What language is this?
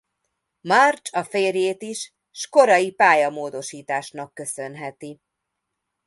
Hungarian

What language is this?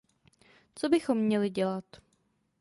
Czech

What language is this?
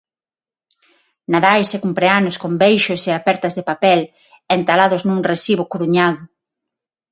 Galician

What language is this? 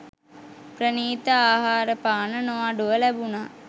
Sinhala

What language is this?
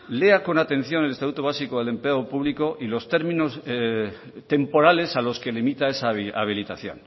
Spanish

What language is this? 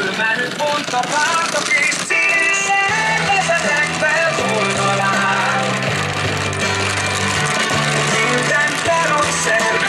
Hungarian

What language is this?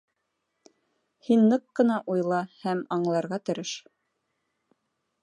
Bashkir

